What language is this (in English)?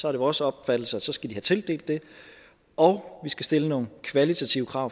Danish